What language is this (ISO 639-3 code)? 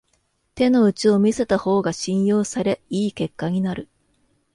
jpn